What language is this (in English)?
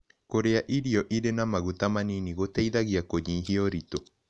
Kikuyu